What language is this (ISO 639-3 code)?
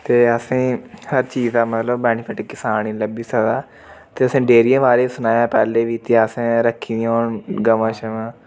doi